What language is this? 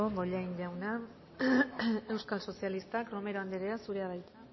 Basque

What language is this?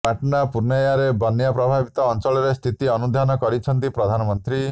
Odia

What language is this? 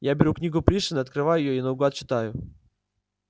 Russian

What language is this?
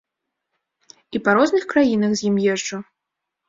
Belarusian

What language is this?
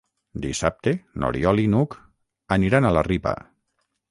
Catalan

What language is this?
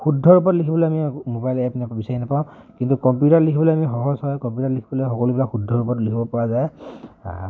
Assamese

